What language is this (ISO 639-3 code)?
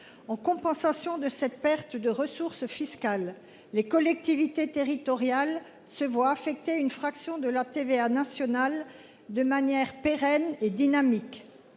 fra